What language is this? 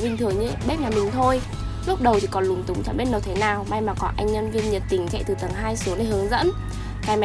Vietnamese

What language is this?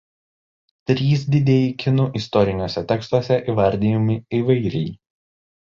Lithuanian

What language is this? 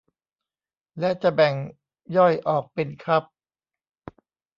Thai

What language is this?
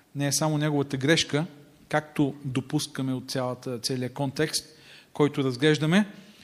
Bulgarian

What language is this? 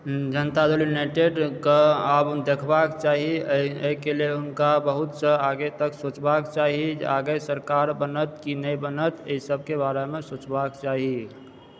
Maithili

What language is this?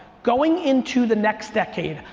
English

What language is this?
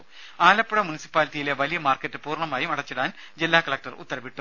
Malayalam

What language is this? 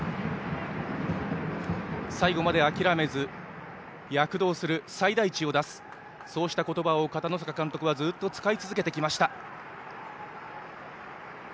Japanese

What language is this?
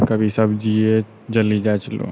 Maithili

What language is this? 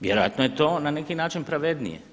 Croatian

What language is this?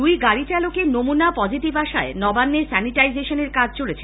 Bangla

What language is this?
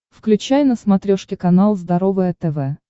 Russian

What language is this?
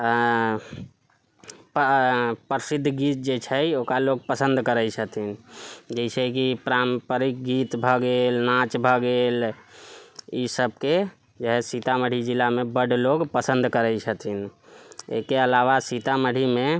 Maithili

